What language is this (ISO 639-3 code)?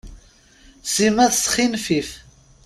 kab